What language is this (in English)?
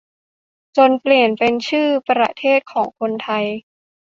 Thai